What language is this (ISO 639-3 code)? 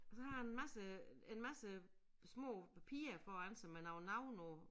dan